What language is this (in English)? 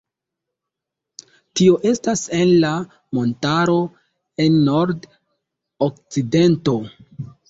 Esperanto